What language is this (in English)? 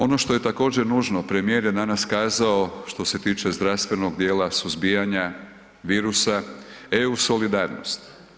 Croatian